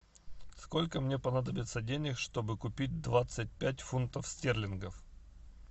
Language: Russian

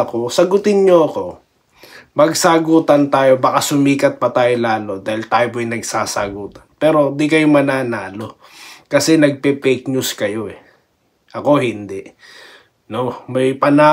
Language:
Filipino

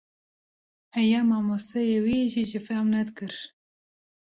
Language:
Kurdish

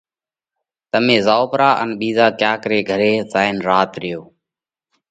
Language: Parkari Koli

